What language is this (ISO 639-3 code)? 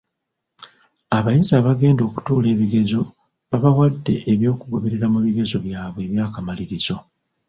lug